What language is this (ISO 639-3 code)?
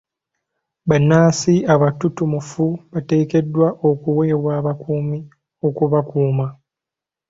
lug